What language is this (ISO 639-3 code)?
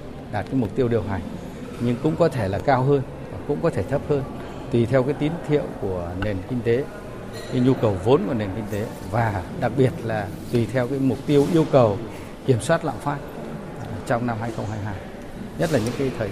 vie